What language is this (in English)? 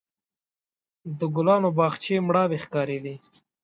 Pashto